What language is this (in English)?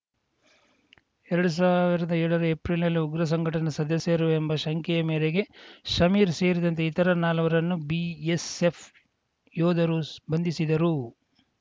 Kannada